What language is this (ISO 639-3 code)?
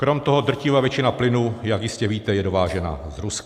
ces